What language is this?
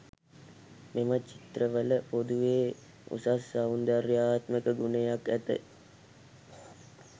Sinhala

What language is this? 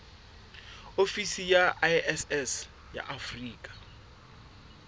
Southern Sotho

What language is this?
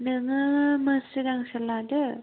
Bodo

